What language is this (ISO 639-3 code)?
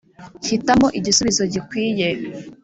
kin